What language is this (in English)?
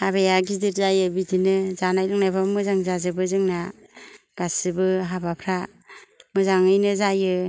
Bodo